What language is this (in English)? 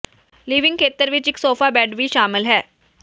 Punjabi